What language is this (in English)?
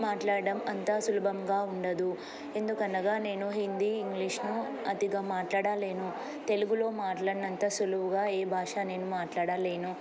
Telugu